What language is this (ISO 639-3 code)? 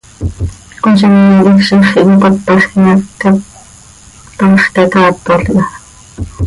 sei